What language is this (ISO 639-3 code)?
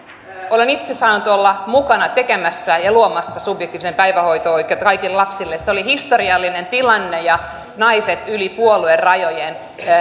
fin